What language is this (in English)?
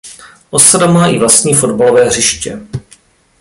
Czech